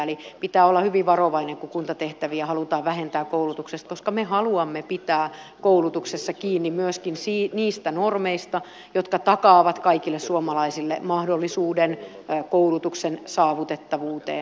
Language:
Finnish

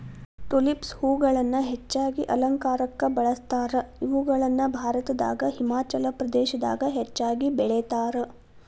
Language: Kannada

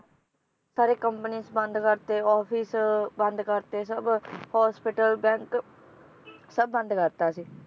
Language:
Punjabi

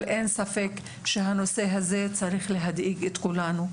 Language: Hebrew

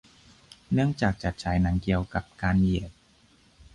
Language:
Thai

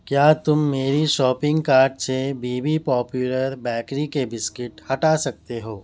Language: Urdu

